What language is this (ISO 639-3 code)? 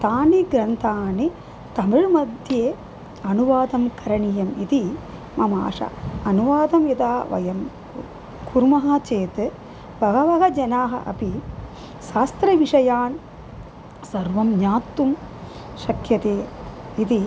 san